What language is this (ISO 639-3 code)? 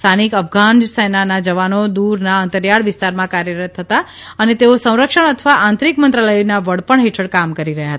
guj